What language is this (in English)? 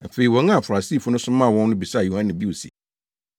Akan